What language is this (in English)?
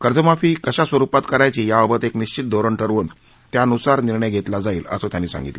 Marathi